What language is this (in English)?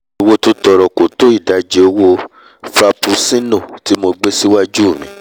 Yoruba